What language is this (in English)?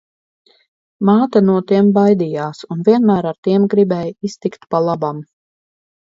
Latvian